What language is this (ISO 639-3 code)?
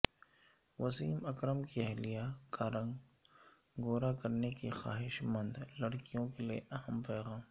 urd